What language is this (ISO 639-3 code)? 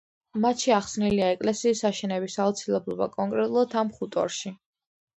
kat